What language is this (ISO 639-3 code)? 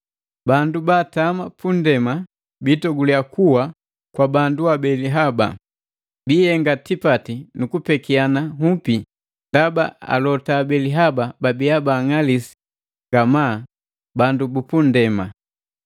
mgv